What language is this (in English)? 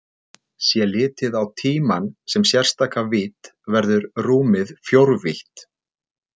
Icelandic